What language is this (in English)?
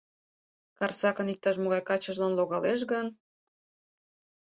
Mari